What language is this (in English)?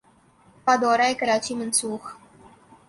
Urdu